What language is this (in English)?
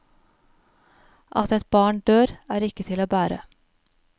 Norwegian